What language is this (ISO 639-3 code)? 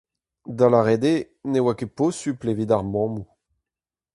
bre